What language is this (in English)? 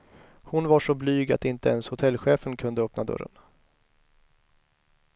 Swedish